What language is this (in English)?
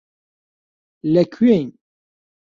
Central Kurdish